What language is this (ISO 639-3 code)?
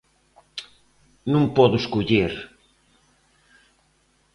glg